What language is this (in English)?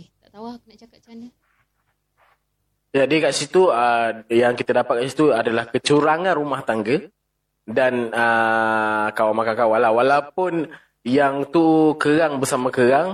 Malay